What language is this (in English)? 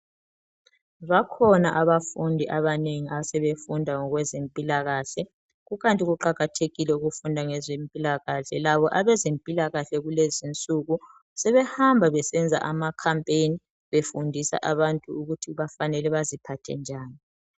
North Ndebele